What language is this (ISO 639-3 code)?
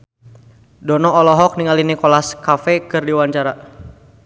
sun